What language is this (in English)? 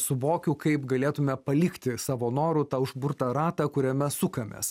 Lithuanian